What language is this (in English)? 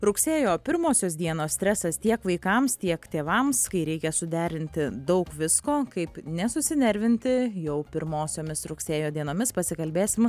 Lithuanian